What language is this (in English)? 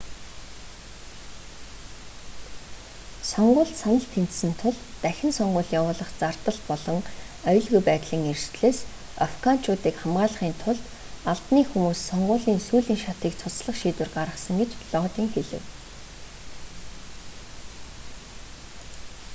Mongolian